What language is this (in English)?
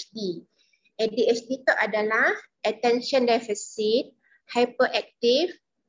Malay